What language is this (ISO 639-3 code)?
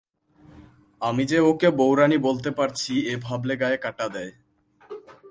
ben